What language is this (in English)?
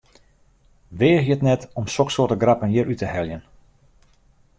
Western Frisian